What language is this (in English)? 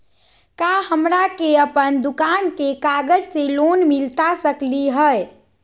Magahi